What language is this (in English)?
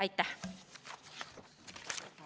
Estonian